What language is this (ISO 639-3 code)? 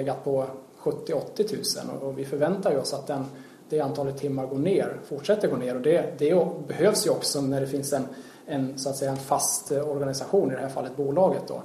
swe